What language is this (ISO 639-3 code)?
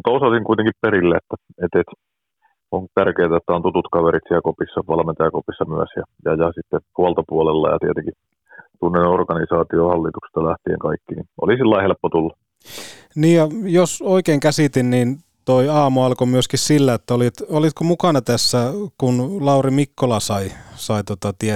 fin